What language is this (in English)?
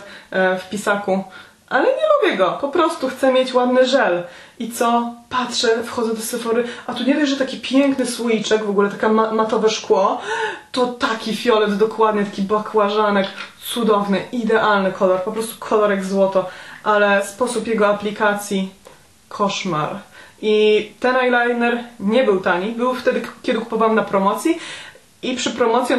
Polish